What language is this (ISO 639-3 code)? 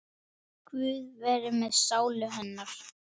isl